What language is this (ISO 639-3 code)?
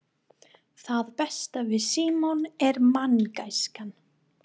isl